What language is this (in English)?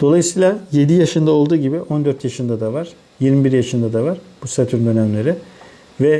Turkish